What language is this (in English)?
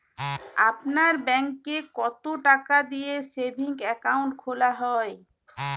Bangla